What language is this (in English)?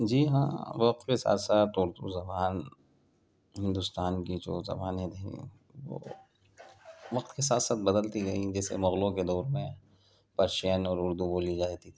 Urdu